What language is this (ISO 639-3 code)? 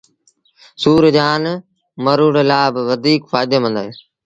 sbn